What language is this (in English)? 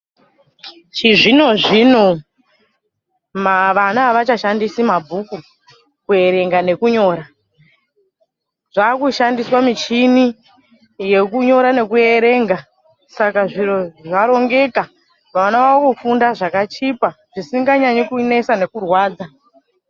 Ndau